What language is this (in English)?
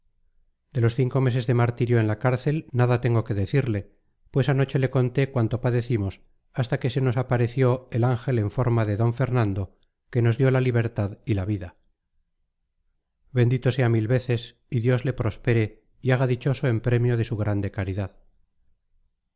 Spanish